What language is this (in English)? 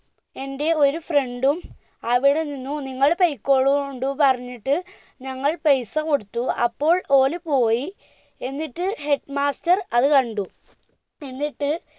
Malayalam